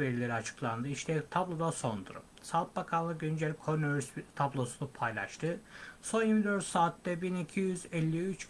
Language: Turkish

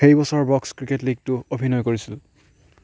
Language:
Assamese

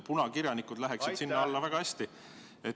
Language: Estonian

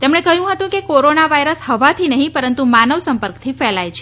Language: Gujarati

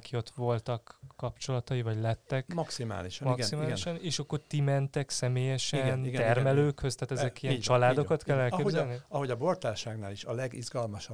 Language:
Hungarian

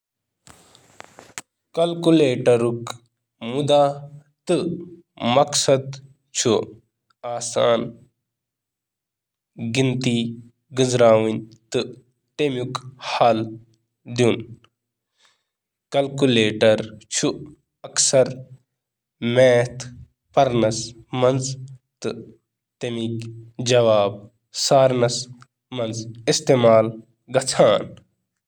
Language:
Kashmiri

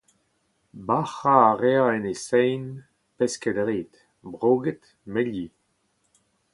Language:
Breton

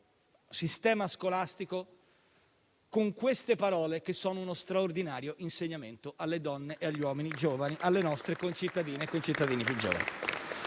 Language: Italian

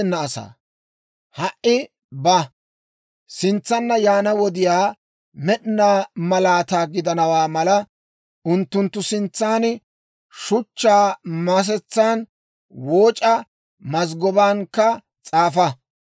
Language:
Dawro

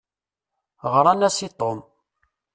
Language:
Kabyle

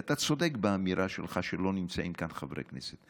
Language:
Hebrew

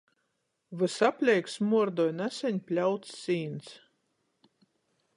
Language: Latgalian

